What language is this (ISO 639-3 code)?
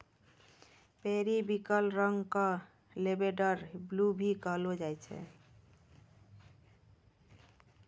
mai